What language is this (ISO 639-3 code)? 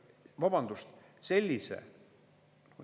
est